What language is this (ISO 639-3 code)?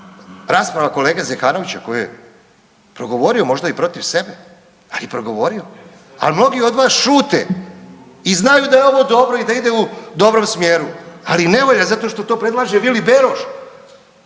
hrv